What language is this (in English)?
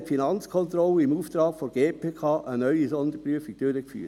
Swiss German